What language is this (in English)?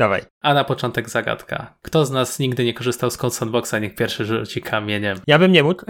Polish